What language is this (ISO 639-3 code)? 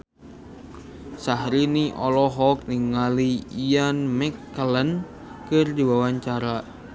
sun